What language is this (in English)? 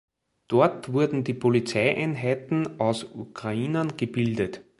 German